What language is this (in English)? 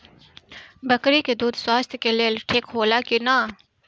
Bhojpuri